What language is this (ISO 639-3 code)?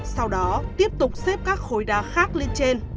vie